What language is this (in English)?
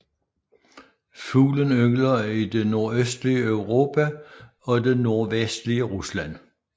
Danish